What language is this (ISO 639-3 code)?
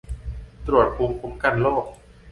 tha